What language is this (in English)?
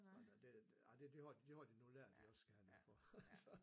Danish